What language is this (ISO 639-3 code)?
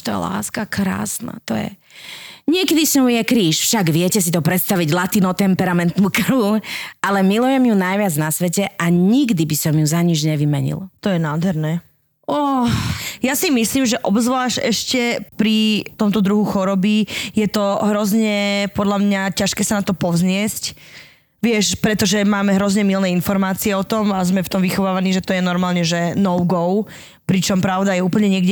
slk